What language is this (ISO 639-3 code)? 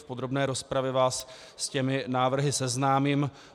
ces